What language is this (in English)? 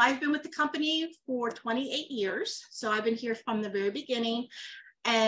English